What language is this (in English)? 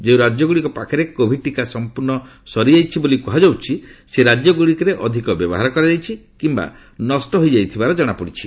Odia